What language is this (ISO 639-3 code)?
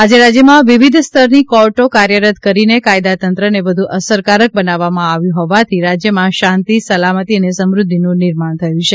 guj